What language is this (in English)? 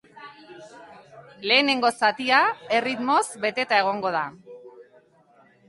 Basque